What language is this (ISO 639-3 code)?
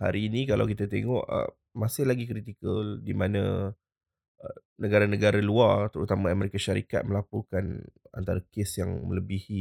msa